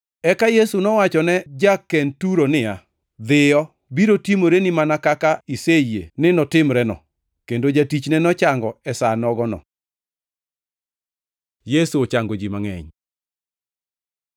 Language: Luo (Kenya and Tanzania)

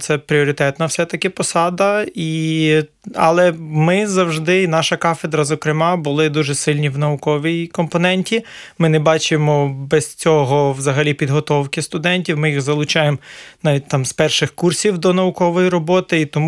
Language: Ukrainian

